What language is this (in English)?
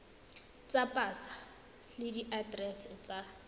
Tswana